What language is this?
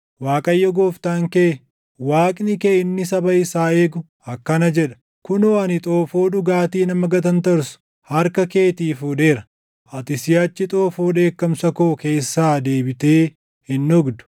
Oromo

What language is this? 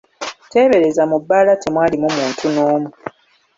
Ganda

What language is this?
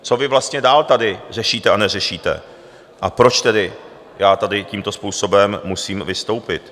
Czech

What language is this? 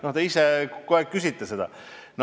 Estonian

